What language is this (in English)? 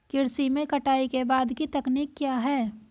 Hindi